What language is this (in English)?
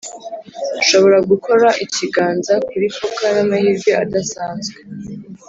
Kinyarwanda